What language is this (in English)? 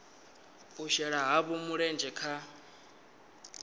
Venda